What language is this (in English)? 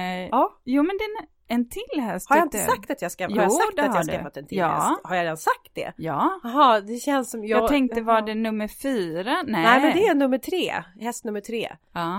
Swedish